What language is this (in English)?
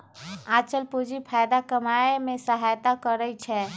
Magahi